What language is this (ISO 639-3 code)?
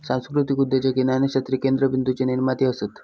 mar